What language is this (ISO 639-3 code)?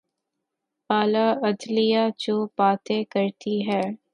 urd